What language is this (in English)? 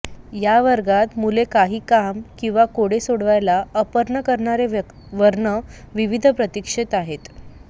Marathi